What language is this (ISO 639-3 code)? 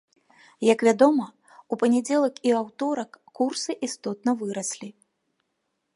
bel